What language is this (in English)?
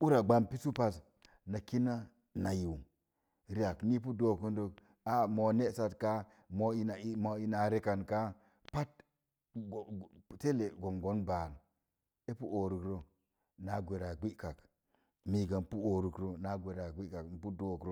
Mom Jango